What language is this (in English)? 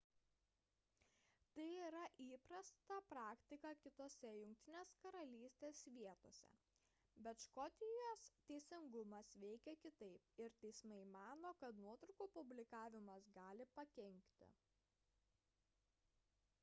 Lithuanian